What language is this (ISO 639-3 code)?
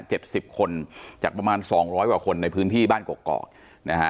tha